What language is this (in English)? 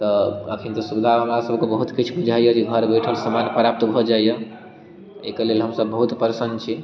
Maithili